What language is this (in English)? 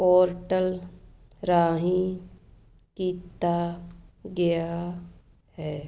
Punjabi